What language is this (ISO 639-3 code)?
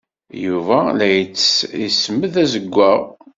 kab